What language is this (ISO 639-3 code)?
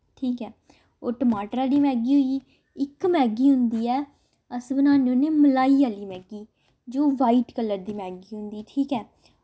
doi